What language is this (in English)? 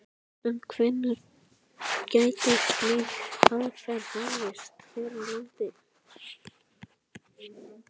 Icelandic